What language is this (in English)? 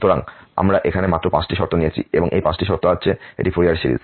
Bangla